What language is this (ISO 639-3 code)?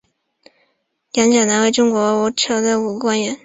zho